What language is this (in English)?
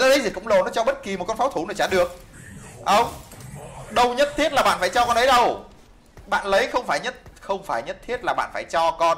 Vietnamese